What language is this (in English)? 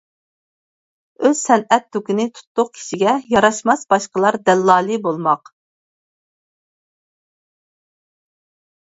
Uyghur